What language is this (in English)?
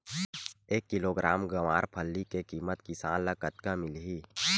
Chhattisgarhi